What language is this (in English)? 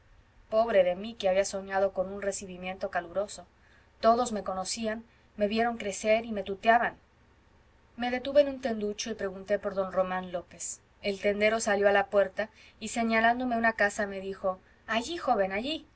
Spanish